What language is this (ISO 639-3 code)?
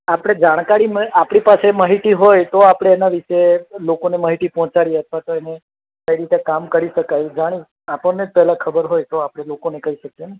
guj